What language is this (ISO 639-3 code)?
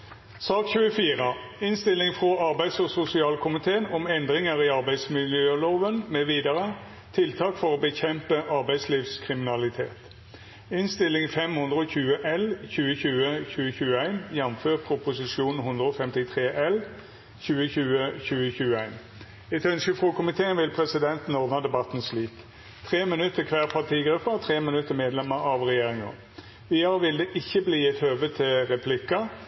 nno